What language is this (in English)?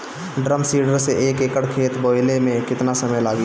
Bhojpuri